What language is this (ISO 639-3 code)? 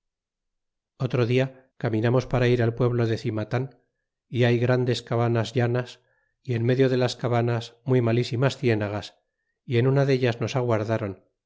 spa